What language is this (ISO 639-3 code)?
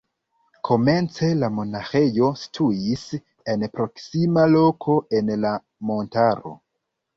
epo